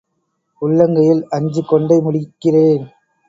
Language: Tamil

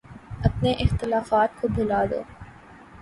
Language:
Urdu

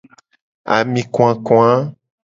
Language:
Gen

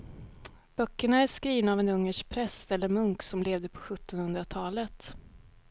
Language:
Swedish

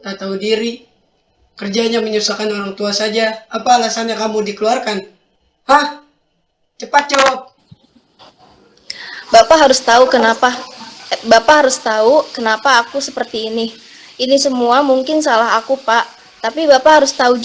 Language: Indonesian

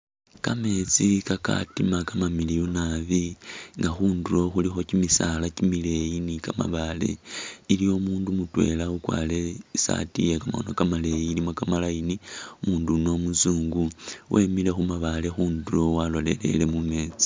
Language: Masaaba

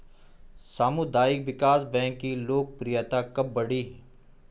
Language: Hindi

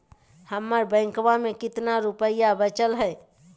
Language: Magahi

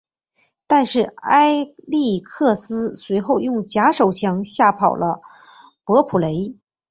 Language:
Chinese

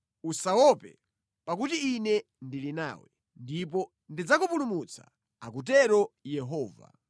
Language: Nyanja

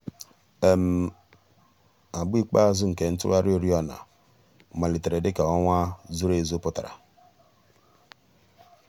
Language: Igbo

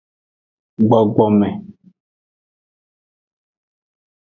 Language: Aja (Benin)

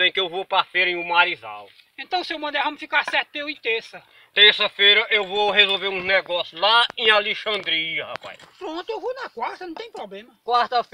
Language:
Portuguese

